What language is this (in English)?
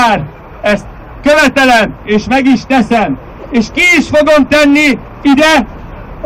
Hungarian